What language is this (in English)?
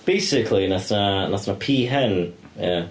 Welsh